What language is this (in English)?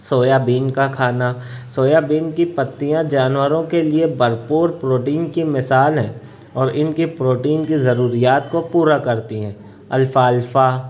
Urdu